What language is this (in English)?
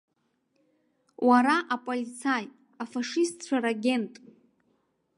Abkhazian